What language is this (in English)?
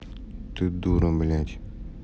Russian